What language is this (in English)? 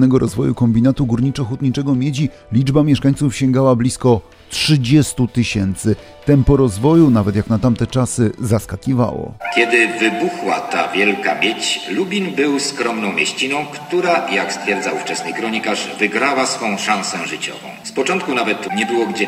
Polish